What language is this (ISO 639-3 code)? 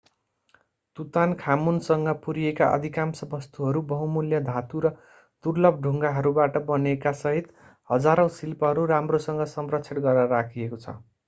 nep